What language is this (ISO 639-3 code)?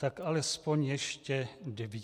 ces